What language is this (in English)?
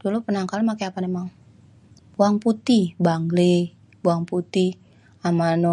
Betawi